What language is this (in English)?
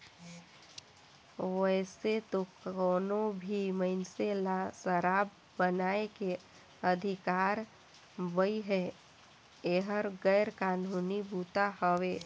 Chhattisgarhi